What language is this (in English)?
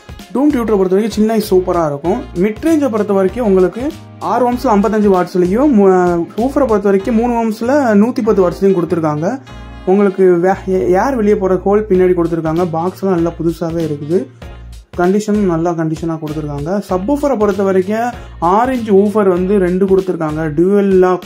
Arabic